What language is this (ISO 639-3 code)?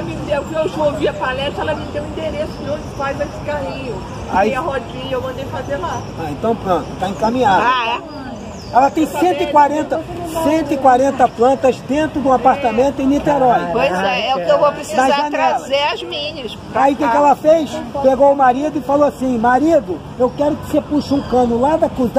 por